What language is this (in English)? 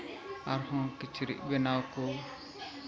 Santali